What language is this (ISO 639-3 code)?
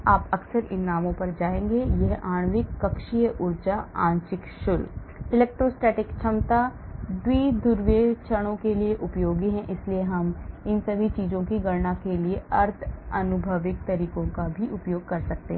hin